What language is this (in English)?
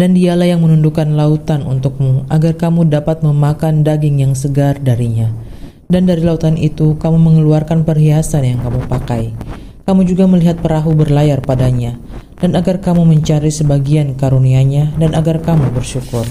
Indonesian